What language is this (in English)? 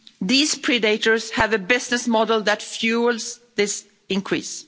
English